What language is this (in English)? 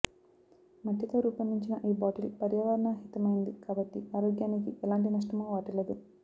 Telugu